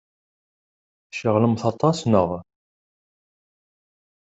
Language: Kabyle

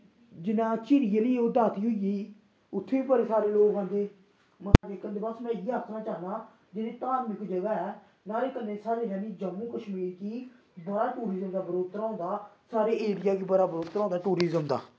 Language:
Dogri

